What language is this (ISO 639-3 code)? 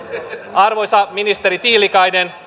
fin